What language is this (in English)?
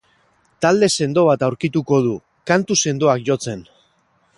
Basque